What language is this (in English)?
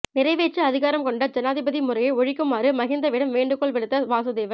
Tamil